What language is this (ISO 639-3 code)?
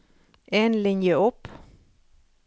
nor